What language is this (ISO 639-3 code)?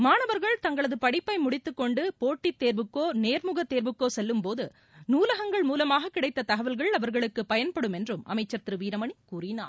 tam